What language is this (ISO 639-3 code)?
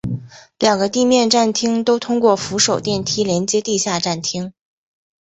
zho